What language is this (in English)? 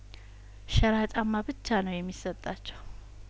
Amharic